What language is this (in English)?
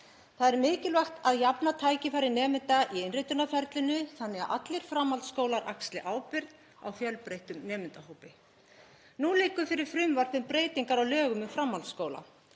Icelandic